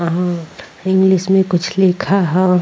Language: Bhojpuri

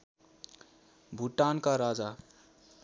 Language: Nepali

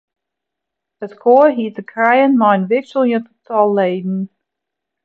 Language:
Western Frisian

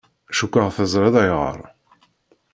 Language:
Kabyle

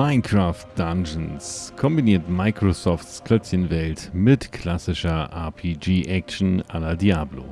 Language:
German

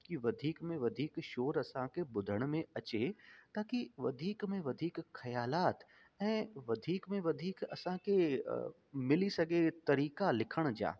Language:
Sindhi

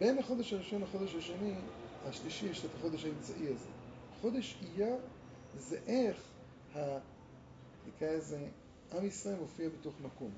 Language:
Hebrew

